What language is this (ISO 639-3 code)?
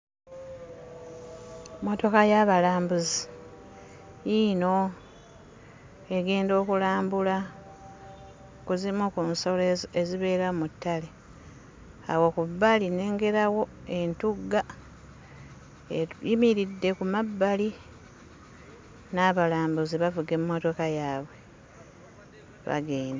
lug